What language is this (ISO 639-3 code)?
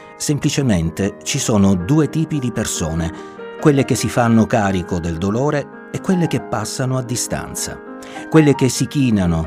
ita